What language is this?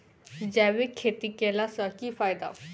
Maithili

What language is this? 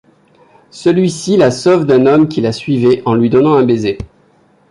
French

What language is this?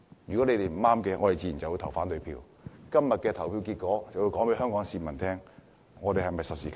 Cantonese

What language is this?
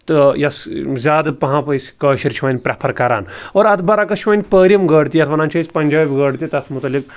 Kashmiri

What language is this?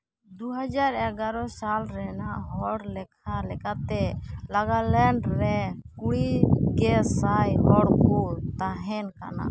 Santali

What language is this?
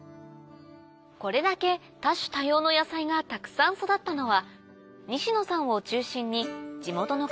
Japanese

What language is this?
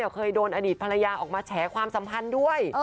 Thai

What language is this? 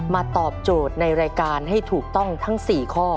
Thai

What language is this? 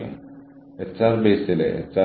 Malayalam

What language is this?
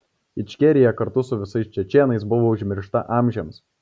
Lithuanian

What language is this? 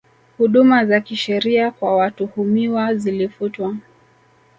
Swahili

